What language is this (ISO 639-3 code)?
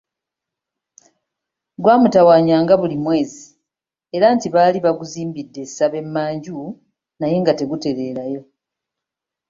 lug